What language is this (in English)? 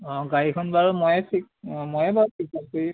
Assamese